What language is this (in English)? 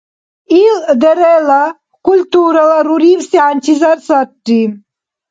Dargwa